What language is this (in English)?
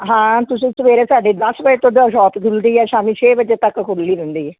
Punjabi